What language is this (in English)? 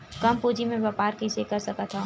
Chhattisgarhi